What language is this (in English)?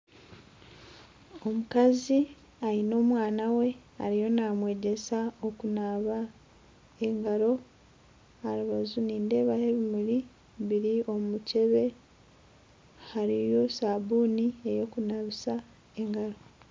Nyankole